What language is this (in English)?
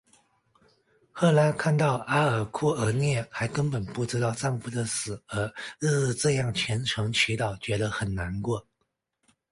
Chinese